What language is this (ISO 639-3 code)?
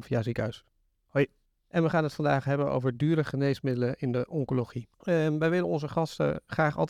nld